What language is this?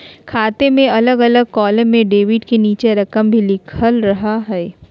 Magahi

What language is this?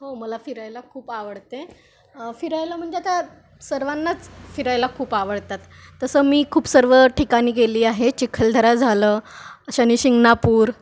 Marathi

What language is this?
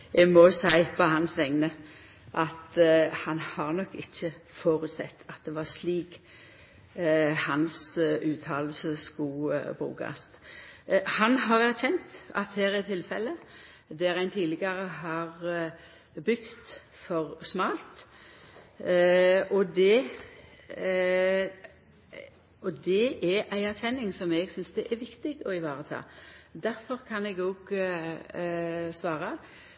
Norwegian Nynorsk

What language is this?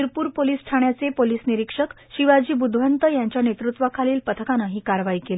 Marathi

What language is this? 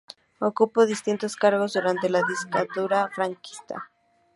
Spanish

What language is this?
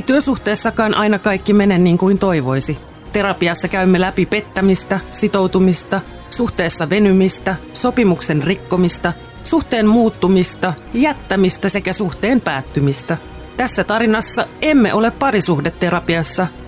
Finnish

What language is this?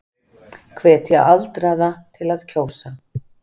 Icelandic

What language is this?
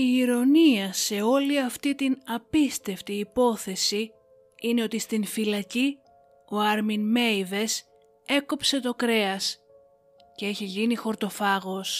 Greek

